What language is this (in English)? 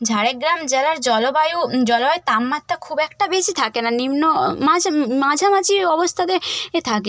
Bangla